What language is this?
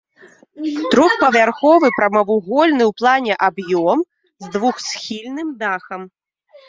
Belarusian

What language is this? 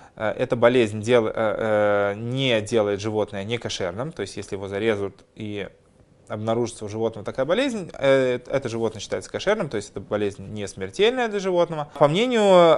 Russian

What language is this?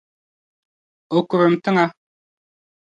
Dagbani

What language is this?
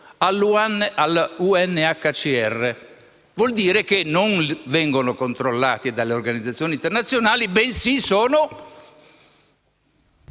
Italian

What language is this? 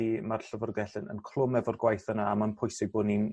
Welsh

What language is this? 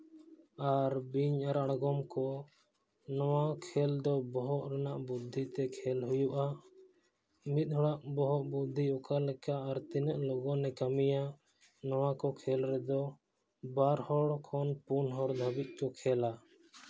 Santali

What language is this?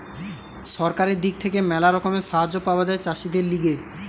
Bangla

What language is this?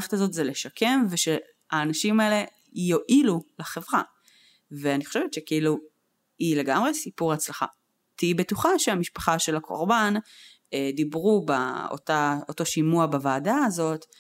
Hebrew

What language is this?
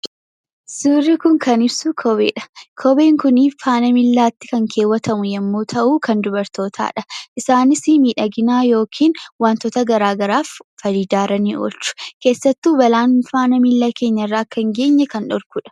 Oromo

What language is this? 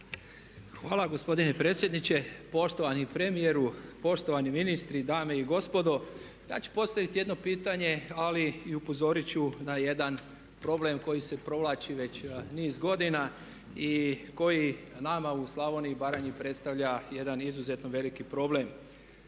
Croatian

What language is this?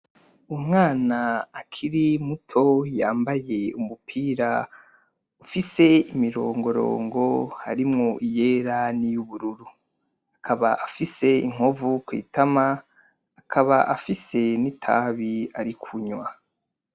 Rundi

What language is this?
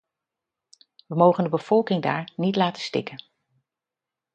Dutch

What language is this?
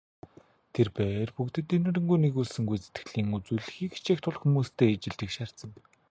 Mongolian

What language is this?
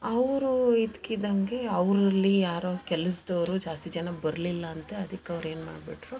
Kannada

